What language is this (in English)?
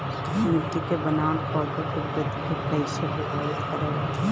Bhojpuri